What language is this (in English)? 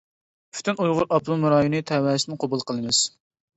Uyghur